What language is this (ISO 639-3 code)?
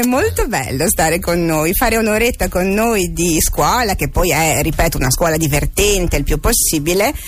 ita